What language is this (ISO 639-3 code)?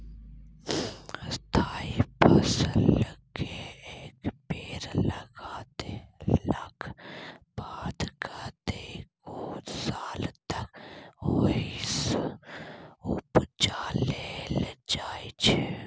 mai